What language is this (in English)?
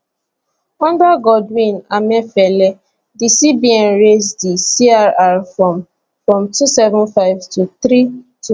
Nigerian Pidgin